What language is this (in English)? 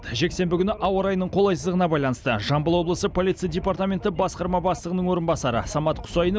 Kazakh